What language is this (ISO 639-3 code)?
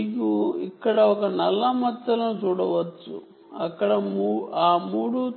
tel